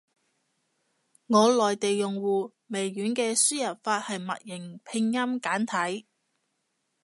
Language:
Cantonese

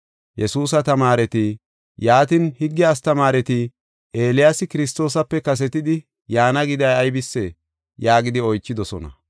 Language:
Gofa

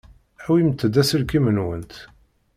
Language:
Kabyle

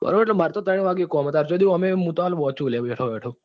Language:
Gujarati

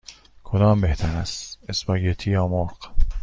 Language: Persian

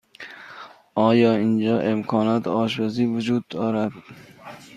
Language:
Persian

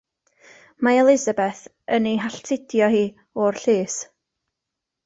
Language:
Welsh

